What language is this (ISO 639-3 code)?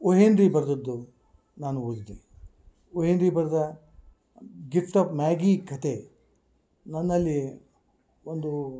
kan